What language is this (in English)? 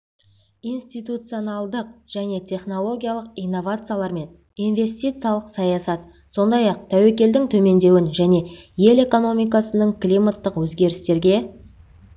Kazakh